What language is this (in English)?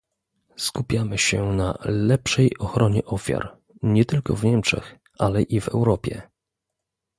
Polish